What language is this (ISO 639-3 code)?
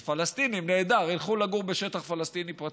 heb